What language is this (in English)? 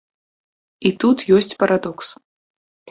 Belarusian